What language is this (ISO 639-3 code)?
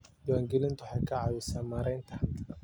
som